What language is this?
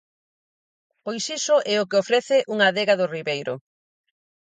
Galician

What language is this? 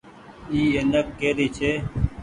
Goaria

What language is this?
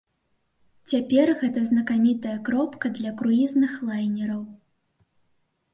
Belarusian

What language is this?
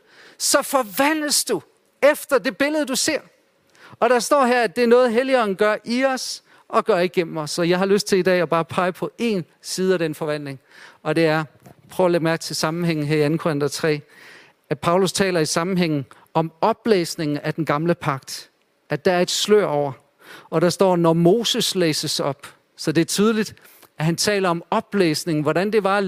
Danish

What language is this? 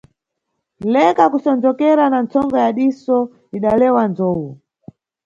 Nyungwe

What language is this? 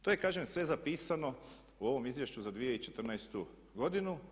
Croatian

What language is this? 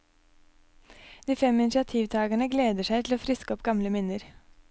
Norwegian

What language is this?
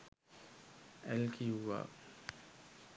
Sinhala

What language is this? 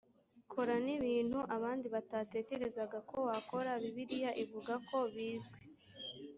Kinyarwanda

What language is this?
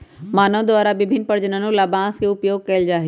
Magahi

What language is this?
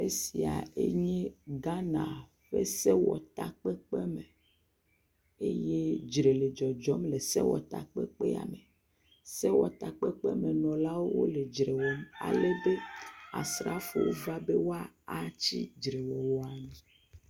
Ewe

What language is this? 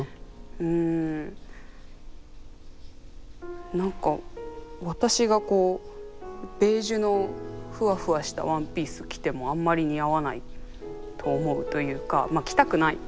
Japanese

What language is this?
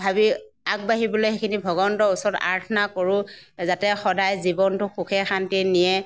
Assamese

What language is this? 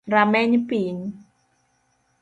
Luo (Kenya and Tanzania)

